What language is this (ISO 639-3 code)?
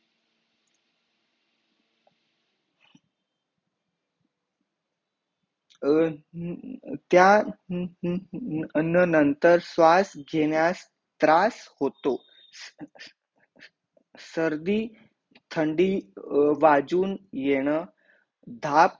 mar